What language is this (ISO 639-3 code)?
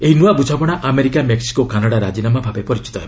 ori